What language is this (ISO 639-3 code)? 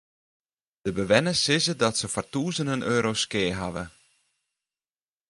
fry